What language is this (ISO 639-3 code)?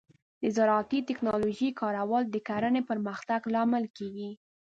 pus